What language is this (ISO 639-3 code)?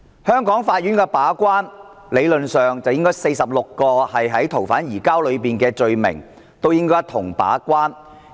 yue